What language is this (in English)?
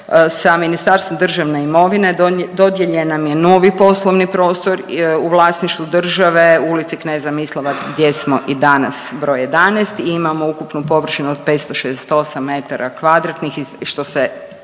Croatian